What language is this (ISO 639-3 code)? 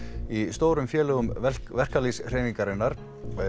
isl